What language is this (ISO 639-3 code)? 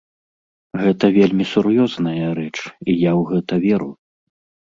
bel